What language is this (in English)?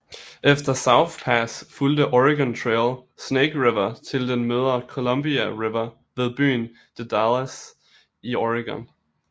Danish